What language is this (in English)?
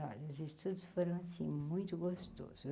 Portuguese